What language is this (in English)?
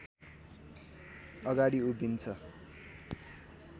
Nepali